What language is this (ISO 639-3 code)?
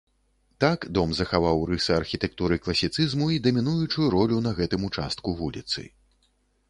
bel